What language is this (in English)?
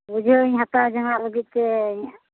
Santali